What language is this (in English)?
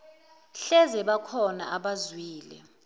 Zulu